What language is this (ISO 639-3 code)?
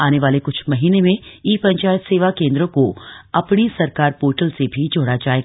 hin